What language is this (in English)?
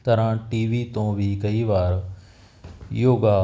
Punjabi